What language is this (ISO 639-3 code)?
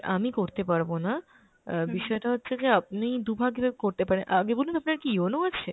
ben